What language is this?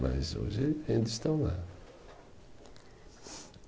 Portuguese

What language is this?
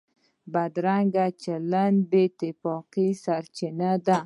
Pashto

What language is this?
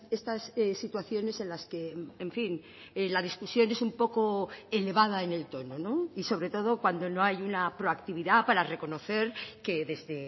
Spanish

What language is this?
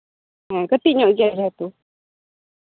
Santali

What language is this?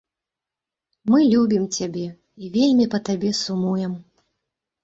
Belarusian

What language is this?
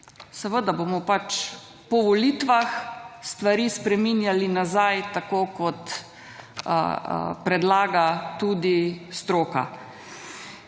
Slovenian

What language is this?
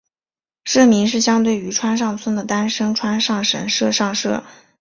Chinese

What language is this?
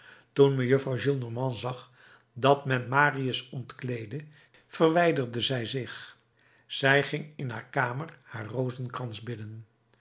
Dutch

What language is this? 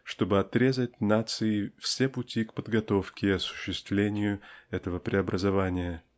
Russian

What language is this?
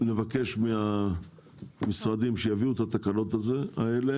Hebrew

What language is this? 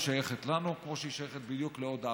Hebrew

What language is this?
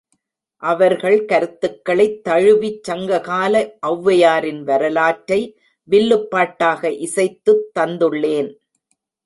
Tamil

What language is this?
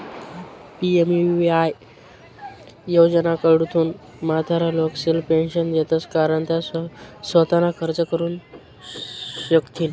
Marathi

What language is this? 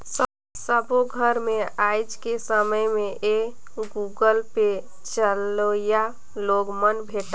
Chhattisgarhi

